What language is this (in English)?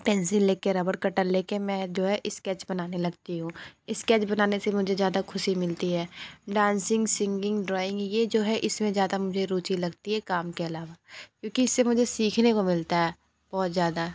Hindi